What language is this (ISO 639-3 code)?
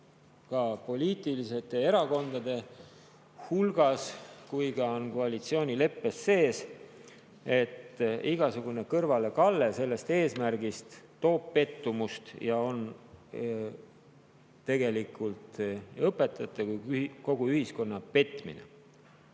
est